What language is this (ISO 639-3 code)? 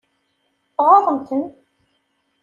kab